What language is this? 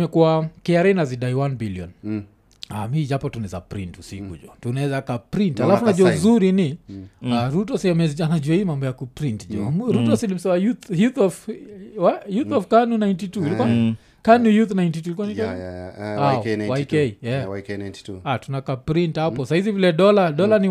Swahili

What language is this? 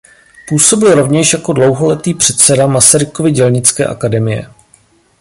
Czech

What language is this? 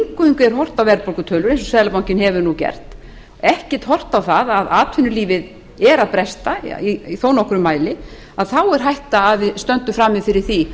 Icelandic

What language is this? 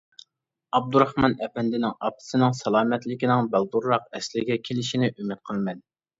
Uyghur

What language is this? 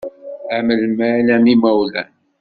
Kabyle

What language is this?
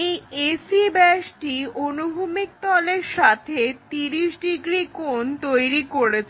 Bangla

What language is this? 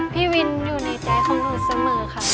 Thai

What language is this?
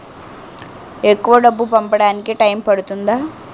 Telugu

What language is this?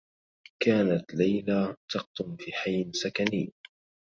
Arabic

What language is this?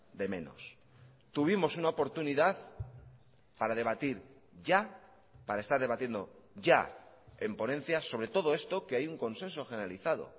Spanish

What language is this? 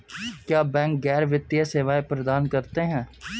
Hindi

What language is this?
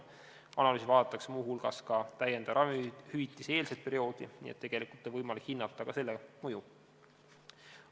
Estonian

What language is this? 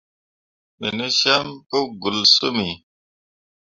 Mundang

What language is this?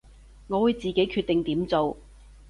Cantonese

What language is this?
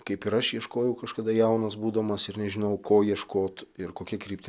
Lithuanian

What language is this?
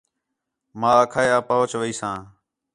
Khetrani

